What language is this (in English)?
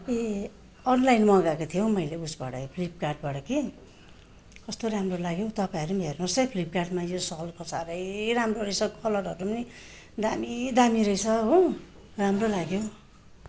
Nepali